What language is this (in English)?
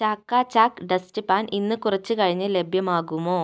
Malayalam